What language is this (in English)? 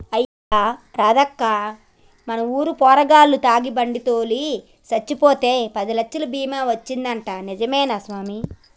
Telugu